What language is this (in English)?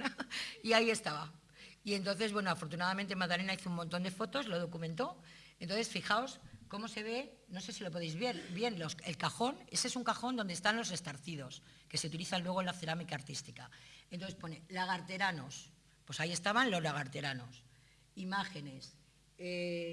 Spanish